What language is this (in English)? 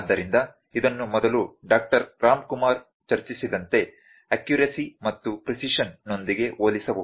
Kannada